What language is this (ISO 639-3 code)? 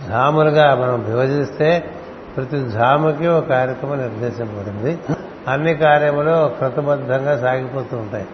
tel